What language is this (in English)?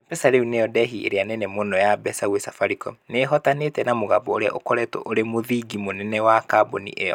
Kikuyu